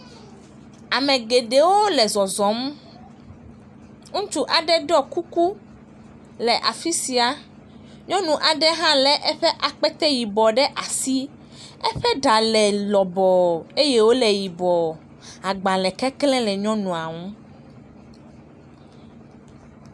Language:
Ewe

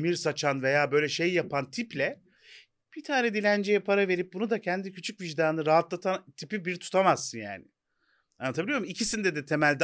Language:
Turkish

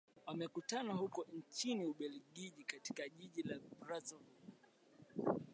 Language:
Swahili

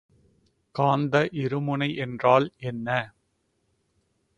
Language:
Tamil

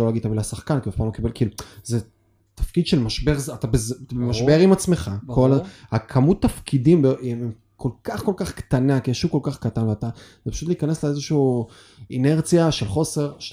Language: Hebrew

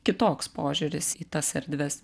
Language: Lithuanian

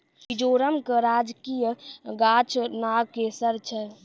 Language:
Maithili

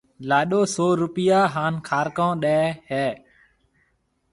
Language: Marwari (Pakistan)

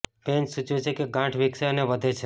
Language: Gujarati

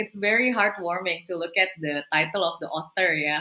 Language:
Indonesian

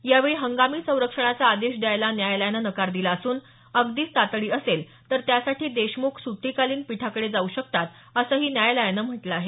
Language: Marathi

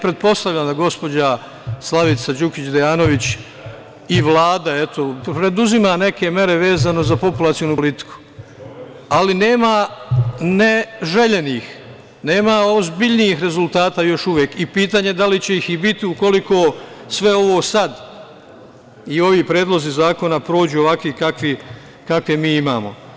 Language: Serbian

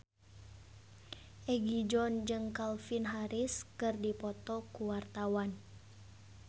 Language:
Sundanese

